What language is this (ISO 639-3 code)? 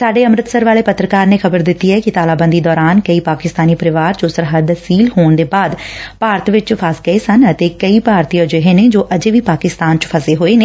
pan